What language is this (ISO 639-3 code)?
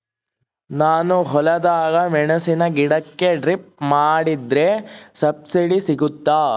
kan